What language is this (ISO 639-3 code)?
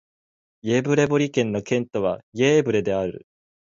jpn